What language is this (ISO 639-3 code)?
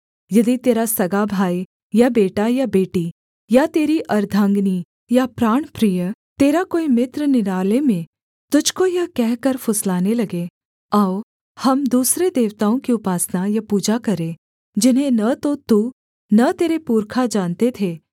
hin